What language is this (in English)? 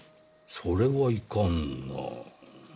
Japanese